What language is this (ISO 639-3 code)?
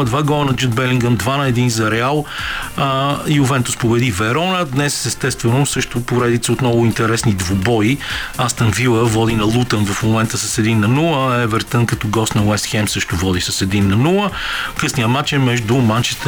bul